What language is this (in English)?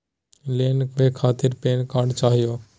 Magahi